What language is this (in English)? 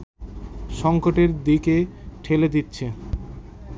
Bangla